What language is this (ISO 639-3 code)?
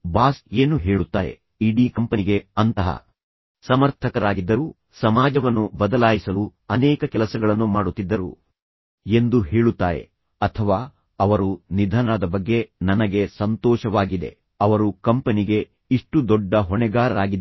kan